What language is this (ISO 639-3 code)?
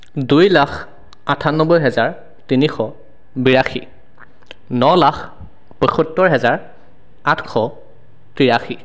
asm